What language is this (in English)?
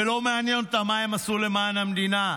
Hebrew